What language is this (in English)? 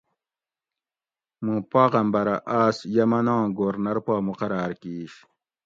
Gawri